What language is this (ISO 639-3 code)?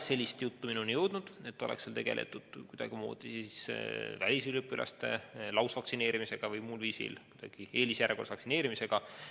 est